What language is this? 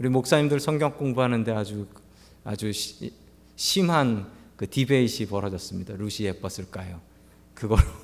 Korean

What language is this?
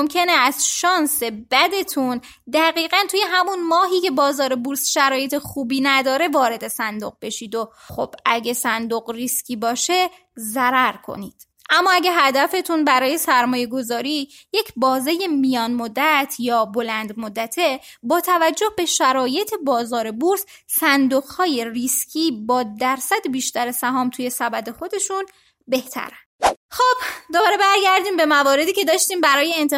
Persian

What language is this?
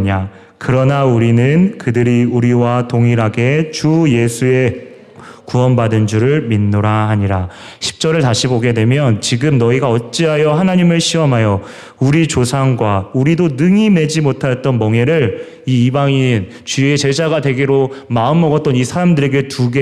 Korean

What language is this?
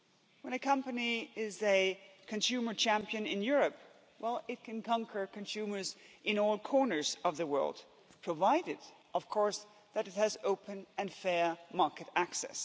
English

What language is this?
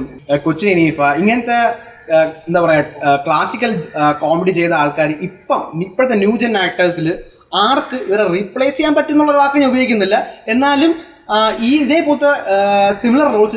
Malayalam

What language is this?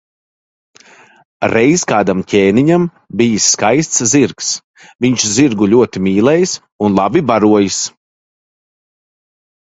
Latvian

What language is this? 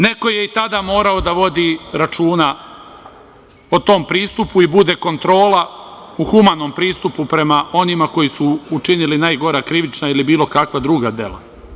Serbian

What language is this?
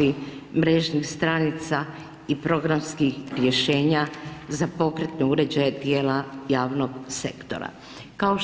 Croatian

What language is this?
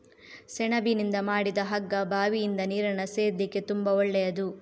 Kannada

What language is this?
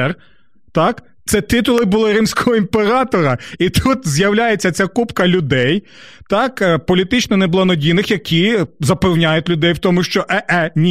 Ukrainian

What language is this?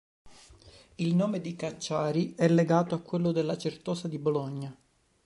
Italian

